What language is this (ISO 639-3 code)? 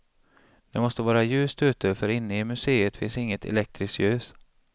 swe